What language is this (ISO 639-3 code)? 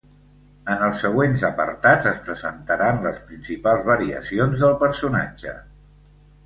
cat